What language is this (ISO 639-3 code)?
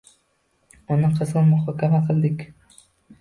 uzb